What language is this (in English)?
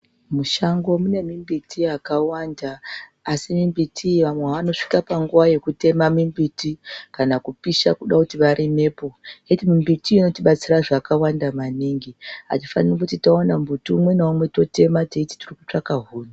Ndau